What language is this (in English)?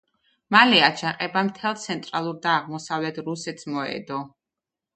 Georgian